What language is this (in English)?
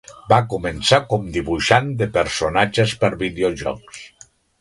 Catalan